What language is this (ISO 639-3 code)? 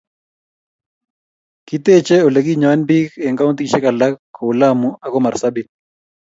kln